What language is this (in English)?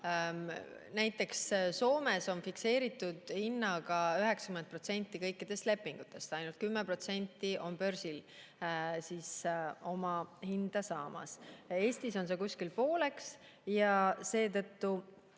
Estonian